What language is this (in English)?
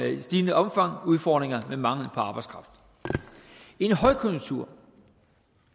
Danish